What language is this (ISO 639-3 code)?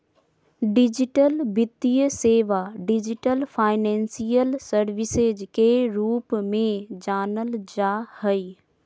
mag